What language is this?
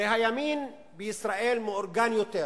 Hebrew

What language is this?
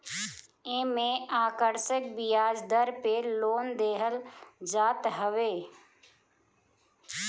Bhojpuri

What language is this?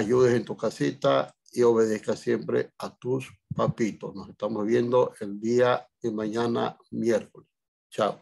Spanish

